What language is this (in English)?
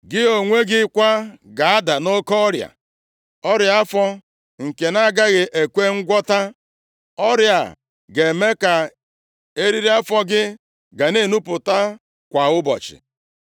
Igbo